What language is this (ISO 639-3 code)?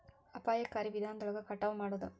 kan